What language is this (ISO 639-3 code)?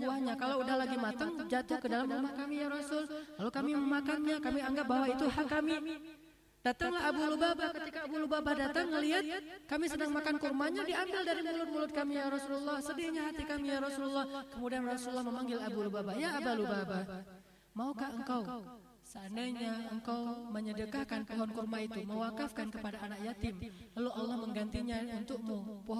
ind